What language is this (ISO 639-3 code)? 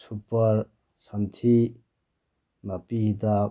mni